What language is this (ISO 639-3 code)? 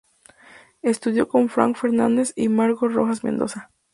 spa